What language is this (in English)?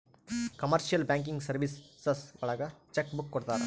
Kannada